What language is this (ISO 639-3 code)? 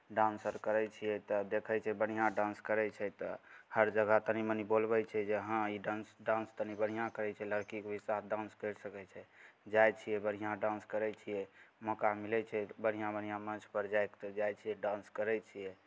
mai